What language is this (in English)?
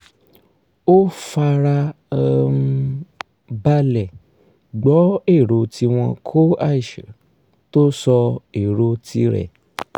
Yoruba